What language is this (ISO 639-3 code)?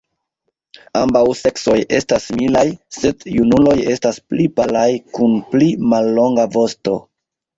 epo